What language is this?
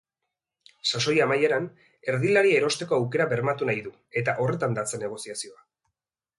Basque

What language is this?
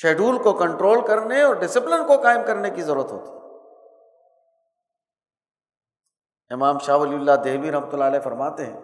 Urdu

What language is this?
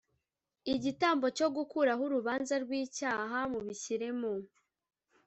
Kinyarwanda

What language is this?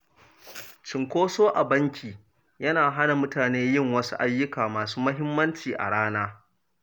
Hausa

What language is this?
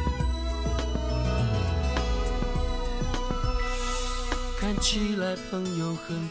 Chinese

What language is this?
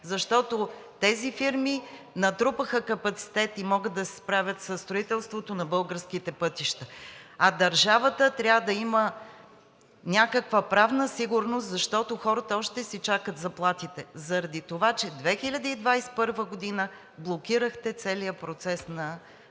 Bulgarian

